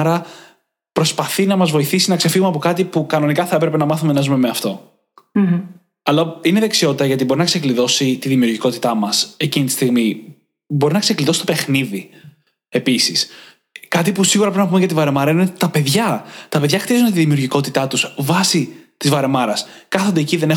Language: Greek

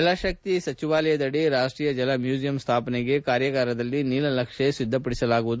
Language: Kannada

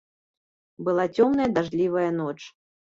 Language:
Belarusian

